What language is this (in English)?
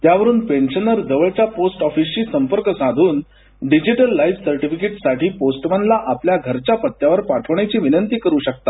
Marathi